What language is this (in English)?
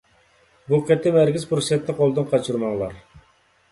Uyghur